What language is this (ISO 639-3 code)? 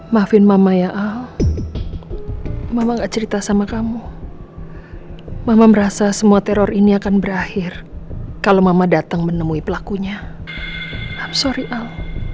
ind